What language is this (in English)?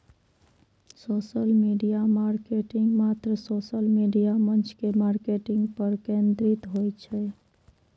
Maithili